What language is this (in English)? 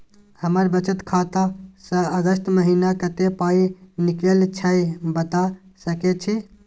Maithili